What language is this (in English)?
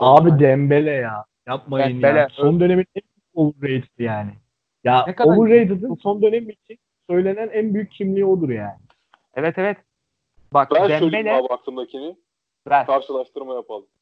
Turkish